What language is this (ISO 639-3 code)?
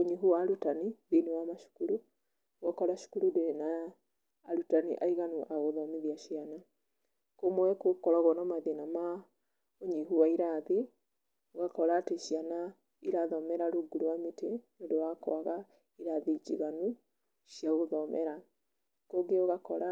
kik